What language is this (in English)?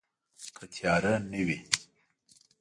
Pashto